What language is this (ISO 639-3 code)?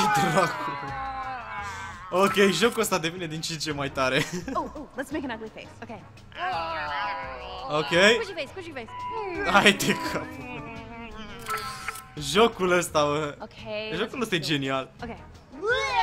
ron